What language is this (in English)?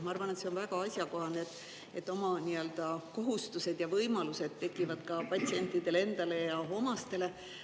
Estonian